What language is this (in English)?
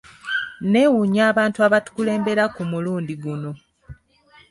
Ganda